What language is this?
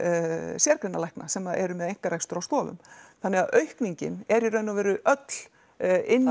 Icelandic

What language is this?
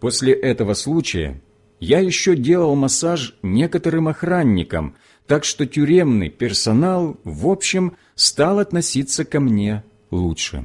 Russian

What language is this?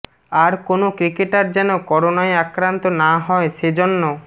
Bangla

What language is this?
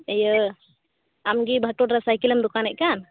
Santali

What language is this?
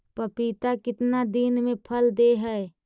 Magahi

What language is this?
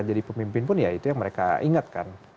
Indonesian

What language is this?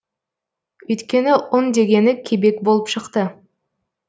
Kazakh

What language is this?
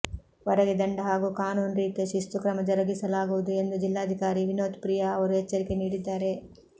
Kannada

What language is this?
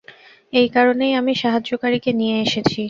Bangla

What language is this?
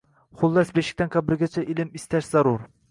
Uzbek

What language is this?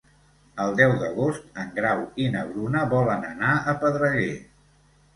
Catalan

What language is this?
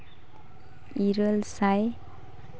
Santali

